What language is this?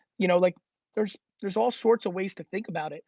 English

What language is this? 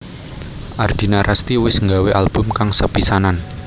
Javanese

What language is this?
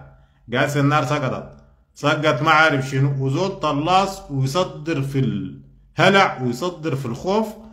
Arabic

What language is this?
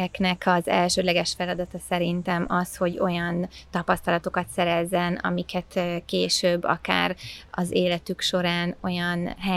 Hungarian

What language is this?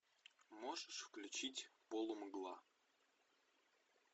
Russian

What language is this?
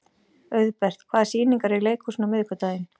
Icelandic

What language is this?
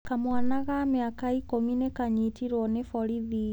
Kikuyu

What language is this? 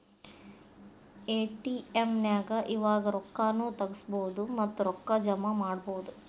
Kannada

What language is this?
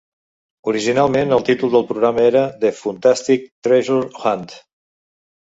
Catalan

